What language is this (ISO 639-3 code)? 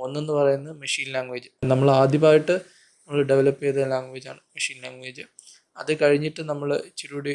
tur